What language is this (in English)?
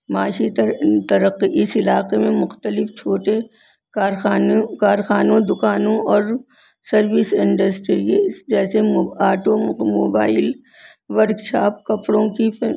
Urdu